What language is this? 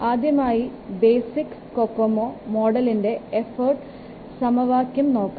Malayalam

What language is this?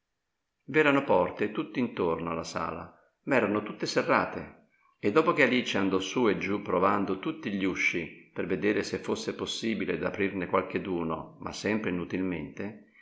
Italian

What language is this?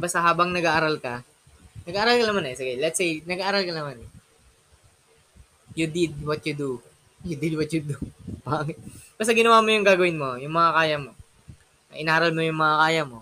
Filipino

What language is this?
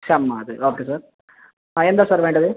Malayalam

